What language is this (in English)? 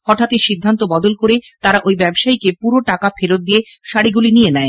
Bangla